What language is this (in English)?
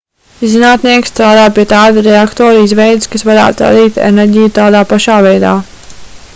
Latvian